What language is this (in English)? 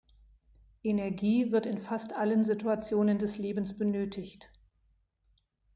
German